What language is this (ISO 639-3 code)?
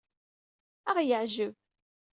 kab